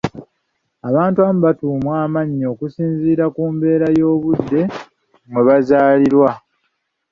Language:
Ganda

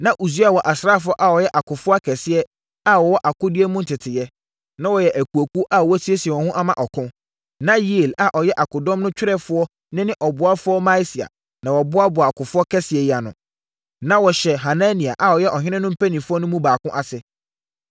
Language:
Akan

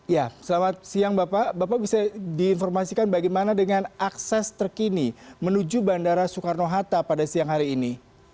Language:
Indonesian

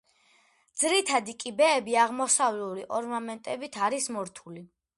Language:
Georgian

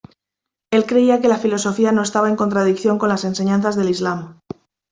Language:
Spanish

